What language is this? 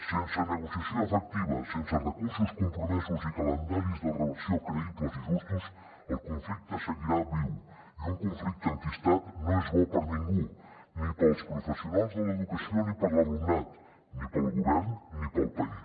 Catalan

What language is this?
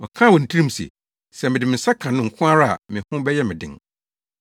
Akan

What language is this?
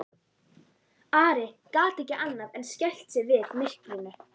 Icelandic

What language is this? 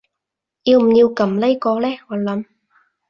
Cantonese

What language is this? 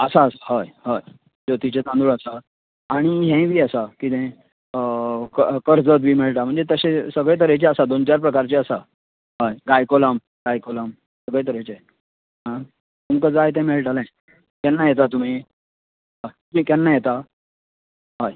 Konkani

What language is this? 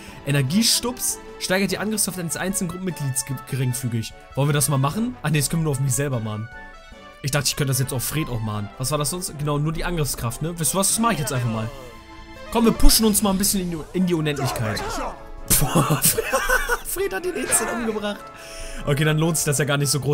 German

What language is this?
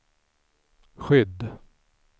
Swedish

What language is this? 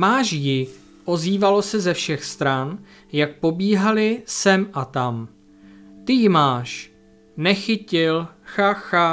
Czech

